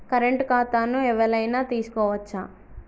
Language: Telugu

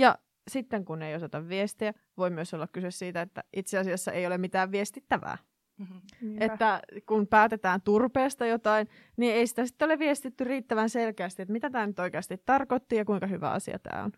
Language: Finnish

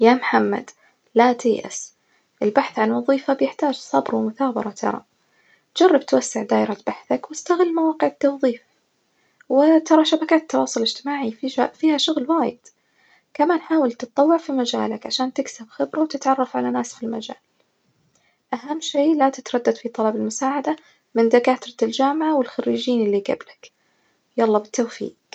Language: Najdi Arabic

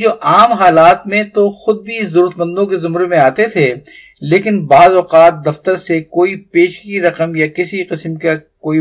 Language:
Urdu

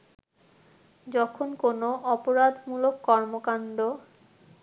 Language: Bangla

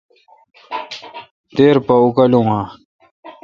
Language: Kalkoti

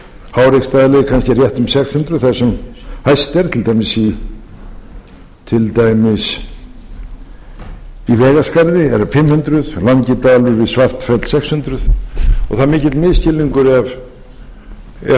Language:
Icelandic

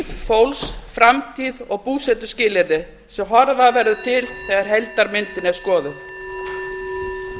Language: Icelandic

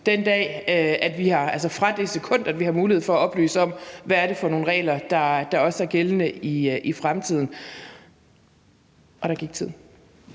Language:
Danish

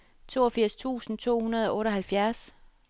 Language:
Danish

